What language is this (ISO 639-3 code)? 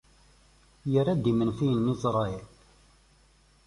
kab